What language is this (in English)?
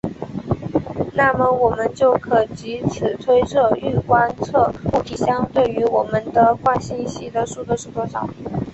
Chinese